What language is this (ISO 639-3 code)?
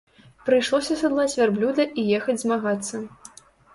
bel